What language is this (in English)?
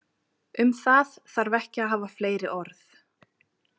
Icelandic